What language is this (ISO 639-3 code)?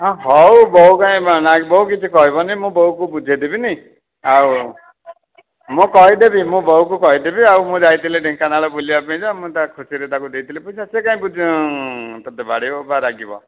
ori